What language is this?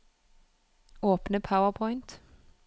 Norwegian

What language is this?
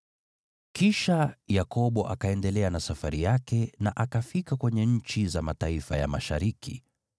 Swahili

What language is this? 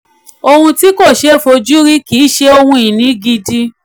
Yoruba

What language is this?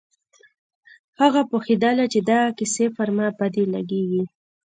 Pashto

